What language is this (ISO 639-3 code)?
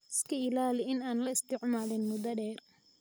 som